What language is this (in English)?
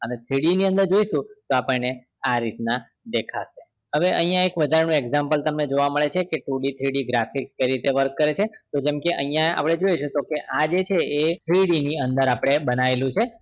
Gujarati